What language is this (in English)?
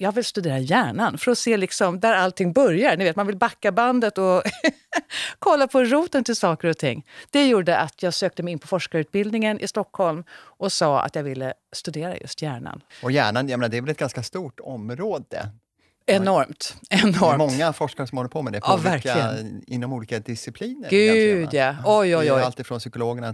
Swedish